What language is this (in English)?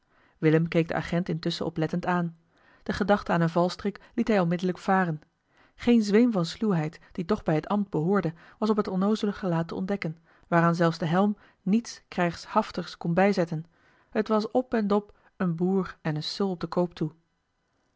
Dutch